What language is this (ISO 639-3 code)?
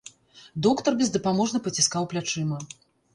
bel